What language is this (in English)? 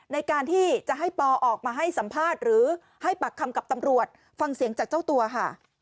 Thai